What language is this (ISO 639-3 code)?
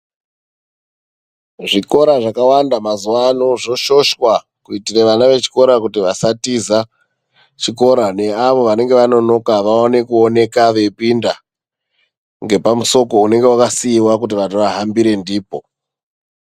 ndc